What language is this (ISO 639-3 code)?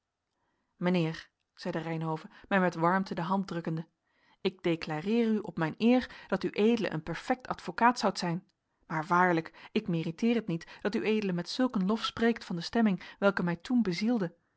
nld